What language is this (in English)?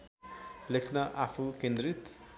Nepali